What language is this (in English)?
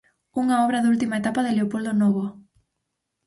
Galician